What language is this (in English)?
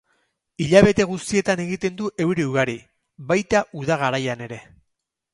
Basque